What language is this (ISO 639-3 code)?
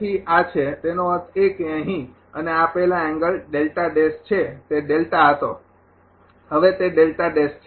guj